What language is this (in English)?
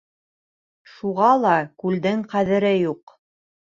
Bashkir